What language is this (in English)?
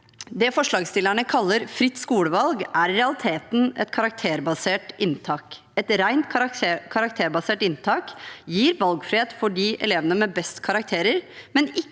Norwegian